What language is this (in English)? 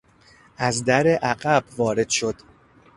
Persian